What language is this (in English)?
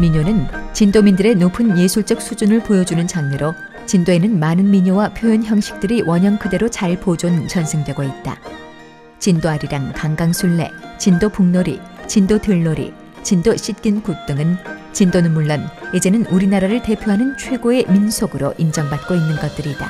Korean